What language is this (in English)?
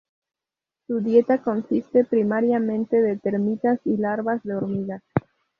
Spanish